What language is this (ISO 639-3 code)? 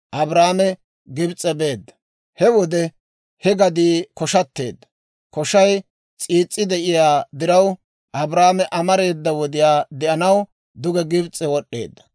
dwr